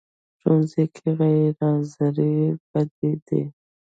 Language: Pashto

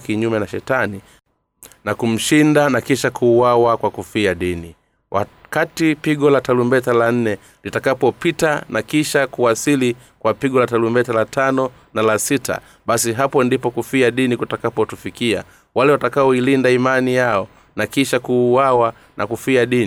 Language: Swahili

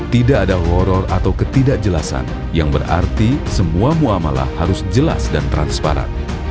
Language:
Indonesian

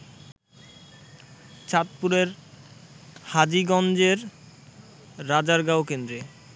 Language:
Bangla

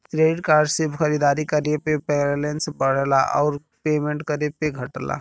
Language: Bhojpuri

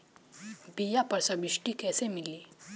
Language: Bhojpuri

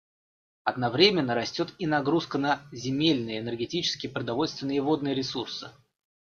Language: Russian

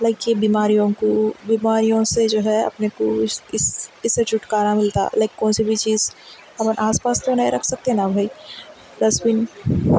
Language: Urdu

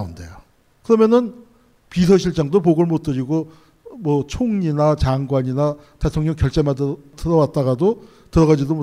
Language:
Korean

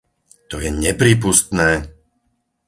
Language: Slovak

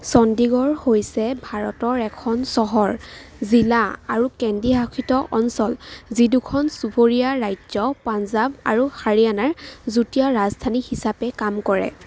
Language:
Assamese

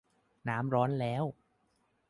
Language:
Thai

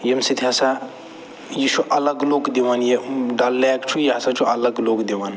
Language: Kashmiri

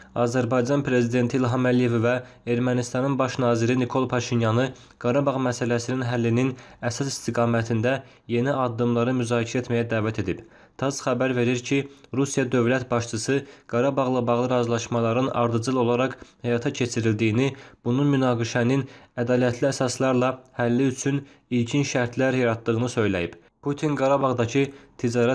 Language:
Turkish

